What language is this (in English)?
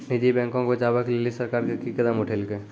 Maithili